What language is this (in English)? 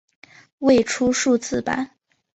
Chinese